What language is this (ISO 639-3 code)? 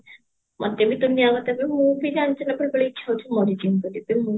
ori